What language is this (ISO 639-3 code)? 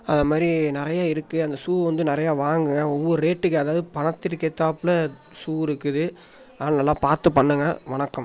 tam